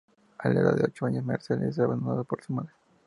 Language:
Spanish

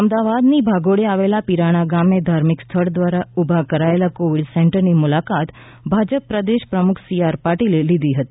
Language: Gujarati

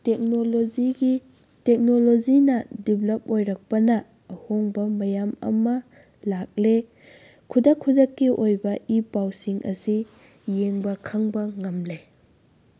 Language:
Manipuri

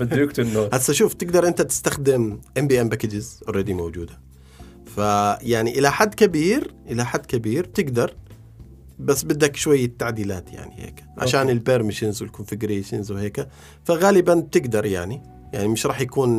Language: Arabic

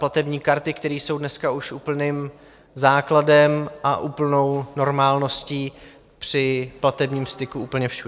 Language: Czech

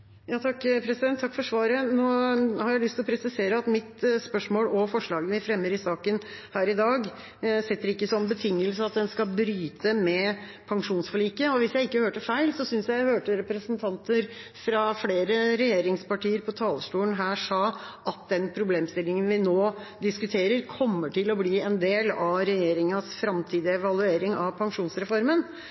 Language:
Norwegian Bokmål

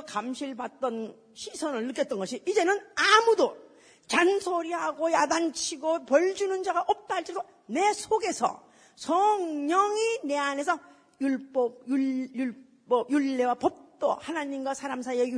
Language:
Korean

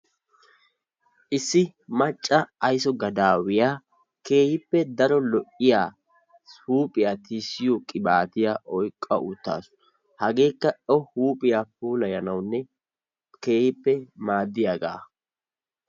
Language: Wolaytta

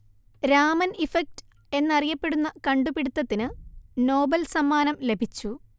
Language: Malayalam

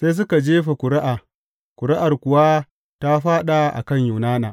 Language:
Hausa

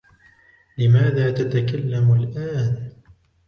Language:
Arabic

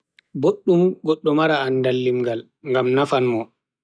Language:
Bagirmi Fulfulde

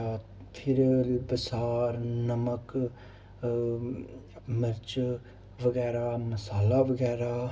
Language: Dogri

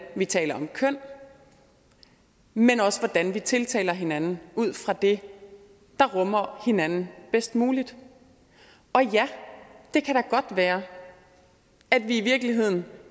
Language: Danish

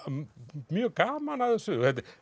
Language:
Icelandic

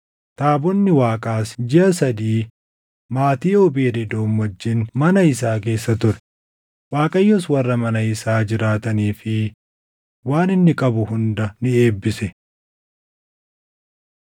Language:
Oromo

